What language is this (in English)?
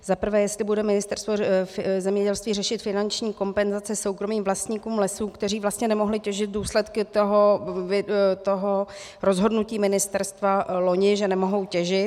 Czech